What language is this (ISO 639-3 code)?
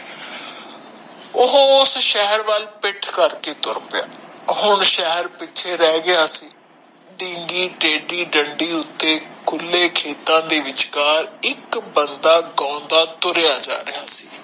pan